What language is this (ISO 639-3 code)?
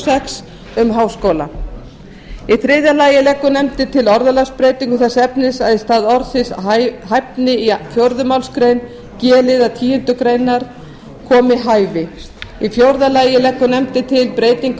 isl